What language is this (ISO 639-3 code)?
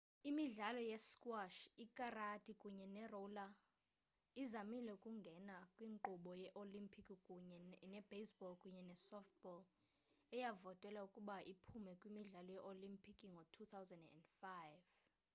xho